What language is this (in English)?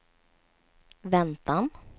Swedish